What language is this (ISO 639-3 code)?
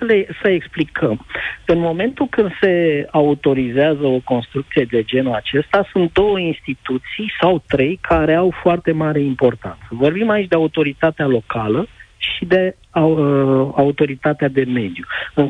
ron